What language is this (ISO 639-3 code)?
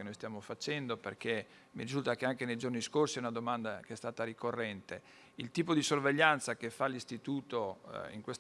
ita